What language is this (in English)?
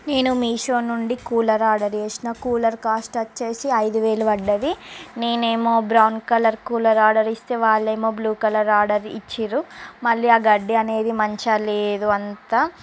Telugu